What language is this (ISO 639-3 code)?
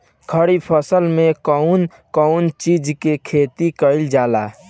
bho